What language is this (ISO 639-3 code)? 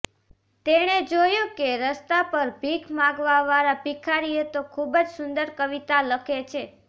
guj